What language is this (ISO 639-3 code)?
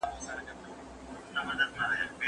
pus